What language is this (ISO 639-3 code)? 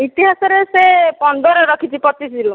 ori